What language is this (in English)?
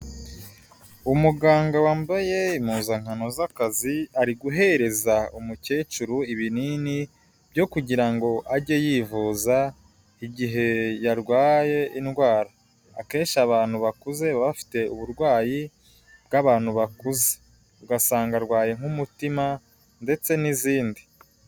Kinyarwanda